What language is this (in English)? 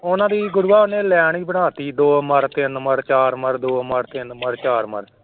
Punjabi